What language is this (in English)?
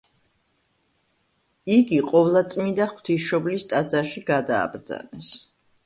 Georgian